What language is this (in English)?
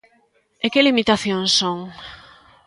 Galician